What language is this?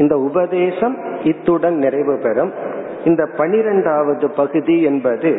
Tamil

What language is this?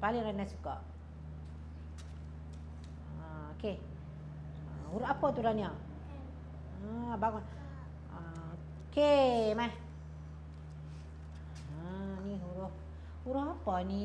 Malay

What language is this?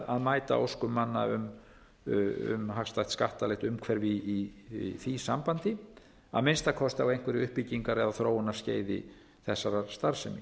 Icelandic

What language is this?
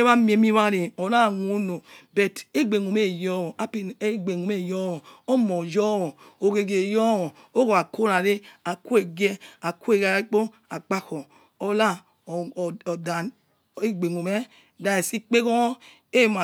Yekhee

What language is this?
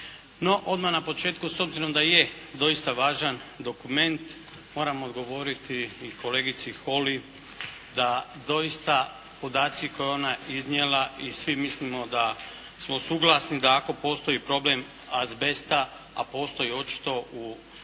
Croatian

